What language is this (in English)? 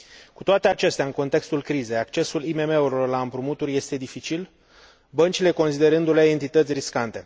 Romanian